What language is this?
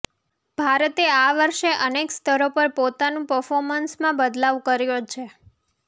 Gujarati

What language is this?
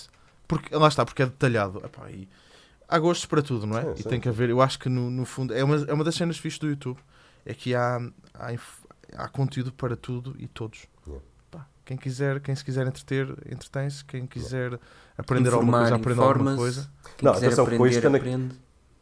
Portuguese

